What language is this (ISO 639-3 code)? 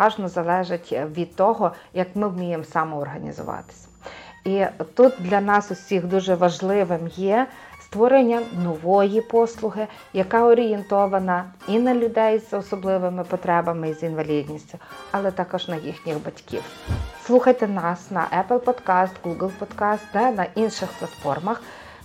ukr